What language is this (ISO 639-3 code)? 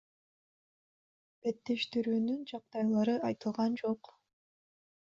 kir